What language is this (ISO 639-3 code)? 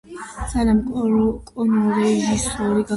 kat